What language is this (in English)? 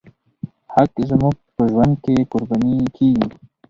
Pashto